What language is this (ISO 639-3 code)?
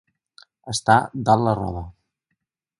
cat